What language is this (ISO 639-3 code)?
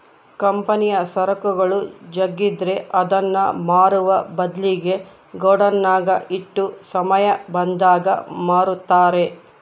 kan